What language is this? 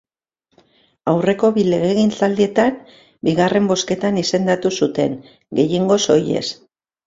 Basque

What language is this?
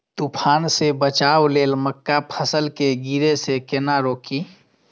Maithili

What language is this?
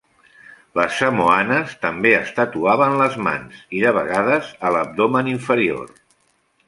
Catalan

